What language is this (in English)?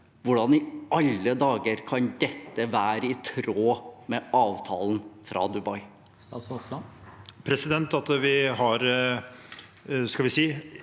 Norwegian